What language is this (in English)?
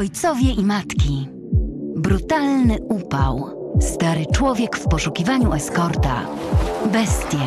Polish